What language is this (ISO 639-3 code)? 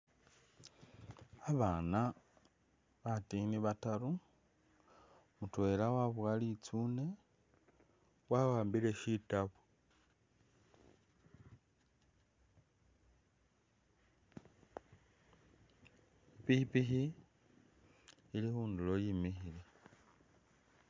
myx